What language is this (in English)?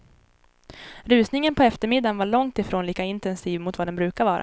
Swedish